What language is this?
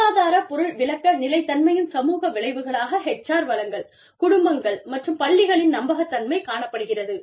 Tamil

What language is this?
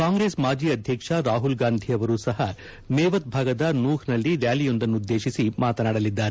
Kannada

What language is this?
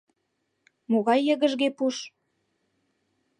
Mari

